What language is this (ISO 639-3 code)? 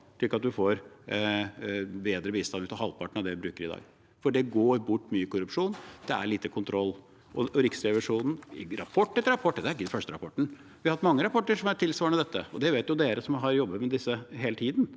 nor